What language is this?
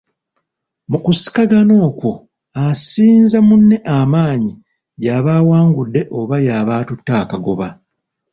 Ganda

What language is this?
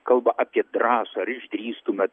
Lithuanian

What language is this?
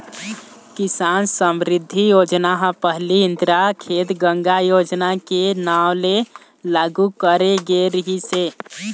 Chhattisgarhi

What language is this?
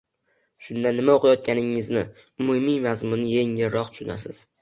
Uzbek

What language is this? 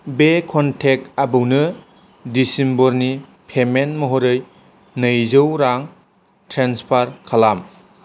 Bodo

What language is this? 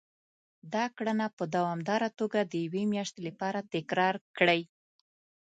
Pashto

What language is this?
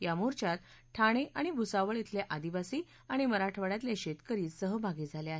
Marathi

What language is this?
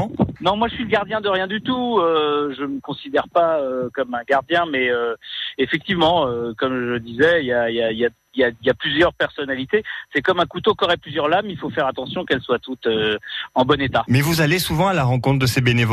French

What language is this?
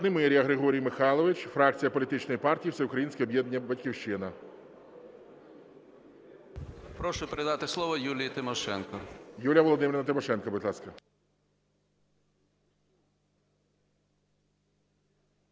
Ukrainian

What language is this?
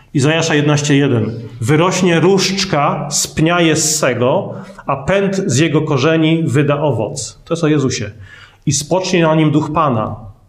Polish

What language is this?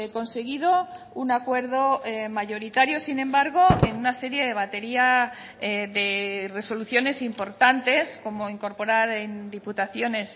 Spanish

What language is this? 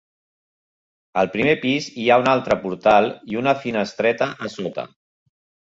Catalan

